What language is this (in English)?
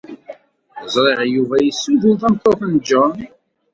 Kabyle